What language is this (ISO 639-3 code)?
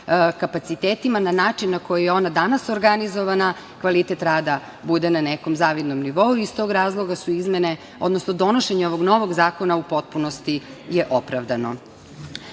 srp